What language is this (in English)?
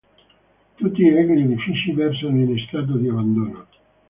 Italian